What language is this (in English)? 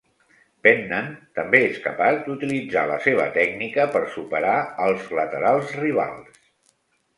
Catalan